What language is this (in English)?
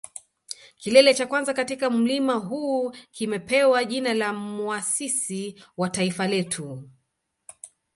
Swahili